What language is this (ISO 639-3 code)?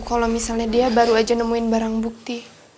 ind